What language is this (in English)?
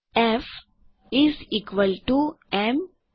Gujarati